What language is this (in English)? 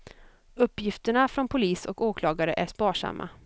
Swedish